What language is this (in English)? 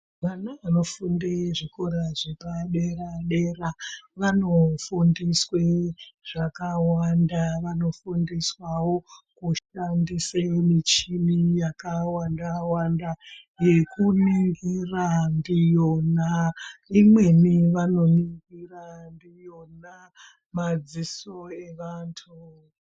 Ndau